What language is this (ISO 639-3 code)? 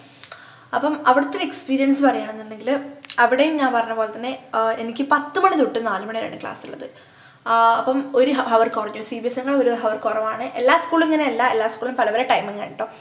mal